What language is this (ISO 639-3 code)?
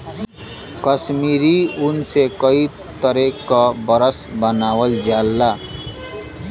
bho